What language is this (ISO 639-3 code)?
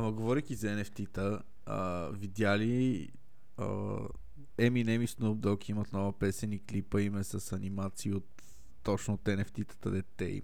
bul